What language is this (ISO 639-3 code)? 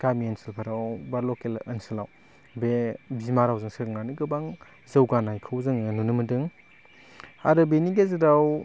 brx